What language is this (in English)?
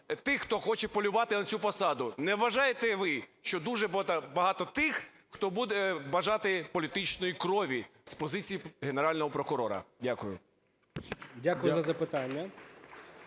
Ukrainian